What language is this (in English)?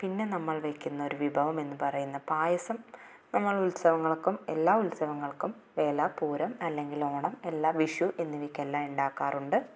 Malayalam